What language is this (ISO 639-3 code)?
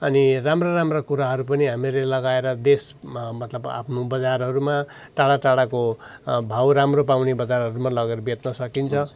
nep